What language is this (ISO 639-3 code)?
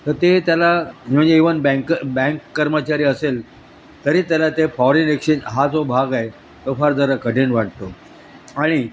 mar